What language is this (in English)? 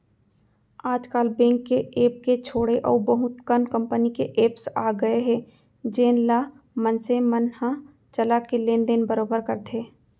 Chhattisgarhi